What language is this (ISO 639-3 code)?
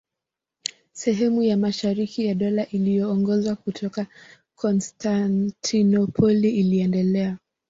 swa